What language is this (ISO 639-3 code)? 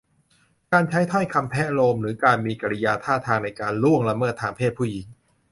tha